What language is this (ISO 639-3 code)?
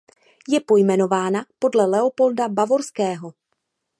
ces